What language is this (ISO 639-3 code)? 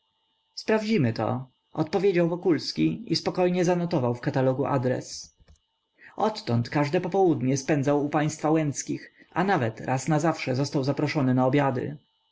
pol